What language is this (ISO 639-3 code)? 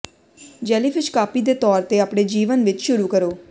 pan